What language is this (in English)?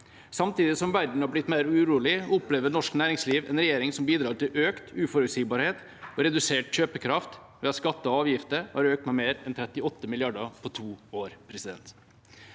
Norwegian